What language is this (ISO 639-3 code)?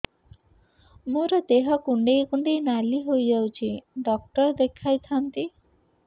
ori